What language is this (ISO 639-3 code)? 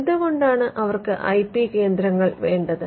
mal